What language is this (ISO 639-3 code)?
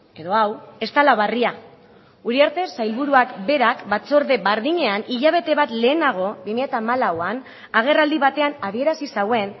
eus